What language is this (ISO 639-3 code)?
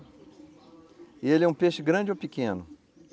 por